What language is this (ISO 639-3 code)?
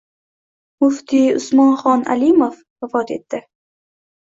uzb